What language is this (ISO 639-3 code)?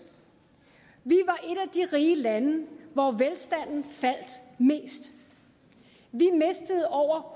dan